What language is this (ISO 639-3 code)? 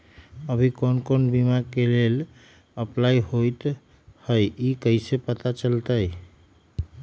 mag